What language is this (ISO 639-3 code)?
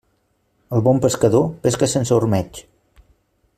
cat